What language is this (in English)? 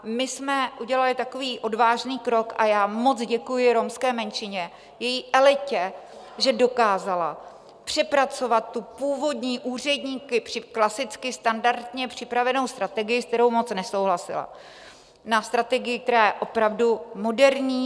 Czech